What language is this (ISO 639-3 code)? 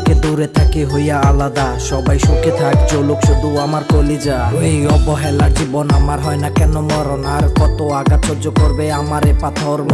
ind